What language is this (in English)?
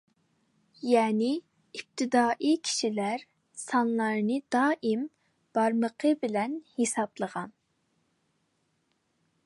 Uyghur